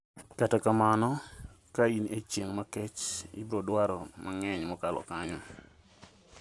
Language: Luo (Kenya and Tanzania)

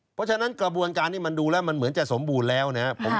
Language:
Thai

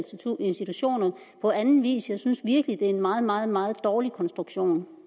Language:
Danish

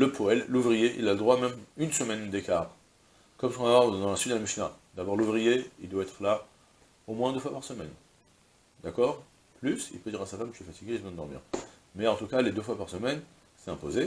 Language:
French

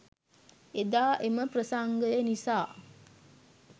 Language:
Sinhala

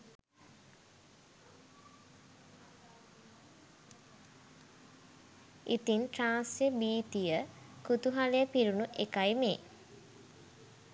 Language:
Sinhala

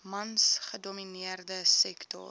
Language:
Afrikaans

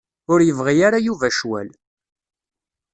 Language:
Kabyle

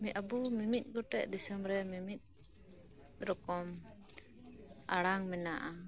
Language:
Santali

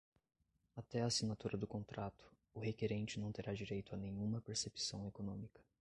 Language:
Portuguese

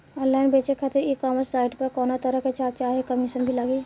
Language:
Bhojpuri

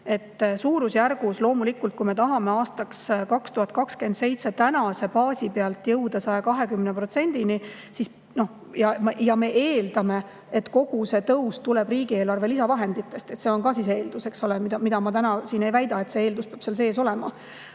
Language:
Estonian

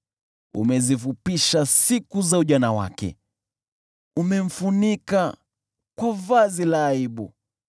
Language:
Swahili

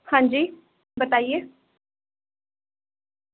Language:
Urdu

